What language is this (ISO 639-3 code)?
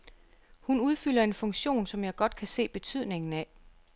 dan